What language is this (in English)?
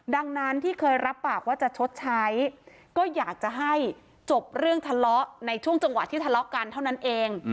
Thai